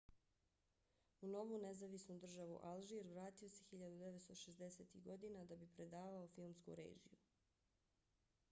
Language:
Bosnian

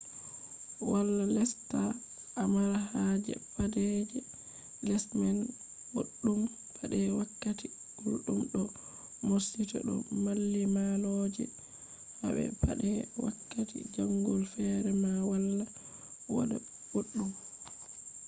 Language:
Fula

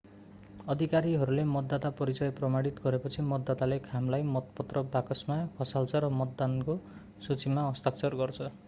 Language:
Nepali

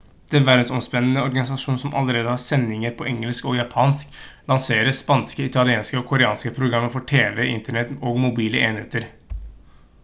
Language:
Norwegian Bokmål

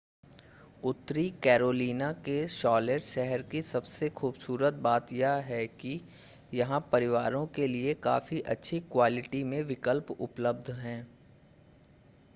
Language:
Hindi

